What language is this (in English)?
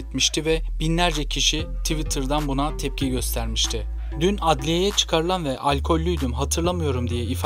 Turkish